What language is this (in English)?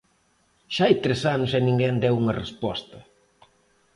Galician